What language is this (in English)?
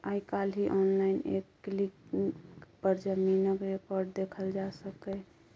Maithili